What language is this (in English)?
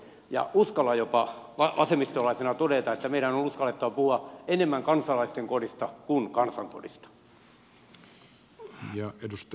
Finnish